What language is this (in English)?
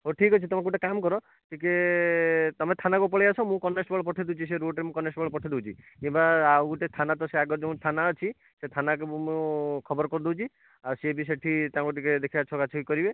Odia